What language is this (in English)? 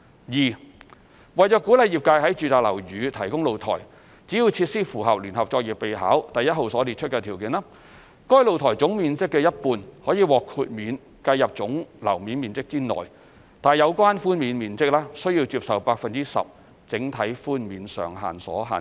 Cantonese